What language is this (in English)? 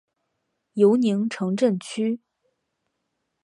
Chinese